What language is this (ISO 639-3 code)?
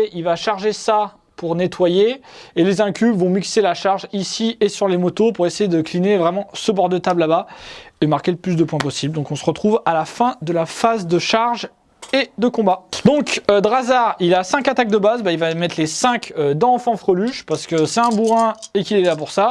fra